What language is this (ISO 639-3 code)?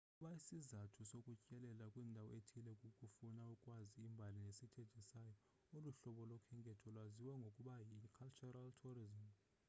xho